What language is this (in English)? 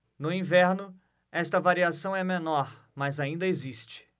Portuguese